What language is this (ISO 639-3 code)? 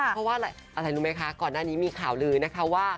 tha